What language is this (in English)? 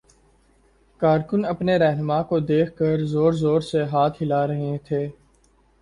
Urdu